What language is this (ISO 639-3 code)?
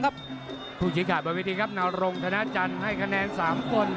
tha